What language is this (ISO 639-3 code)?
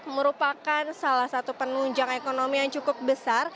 ind